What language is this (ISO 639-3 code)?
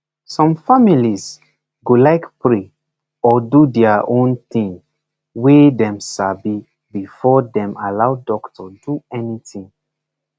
pcm